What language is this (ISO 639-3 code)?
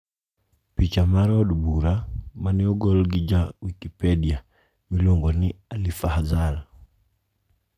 luo